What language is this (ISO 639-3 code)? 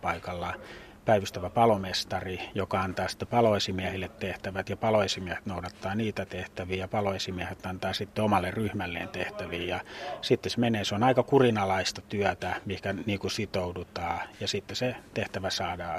fin